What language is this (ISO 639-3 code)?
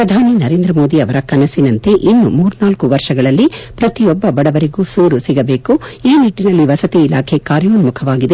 kan